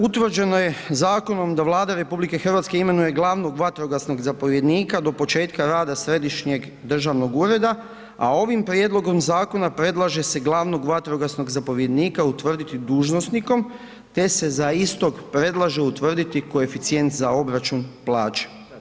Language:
Croatian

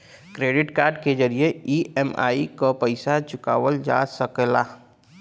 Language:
Bhojpuri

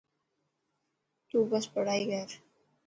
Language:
Dhatki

